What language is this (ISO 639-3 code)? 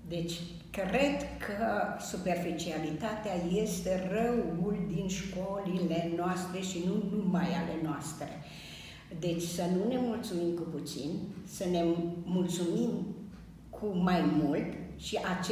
ron